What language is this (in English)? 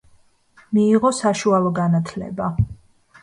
Georgian